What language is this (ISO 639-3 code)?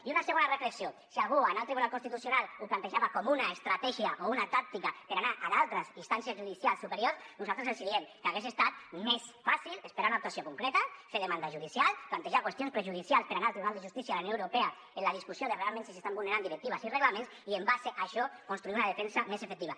cat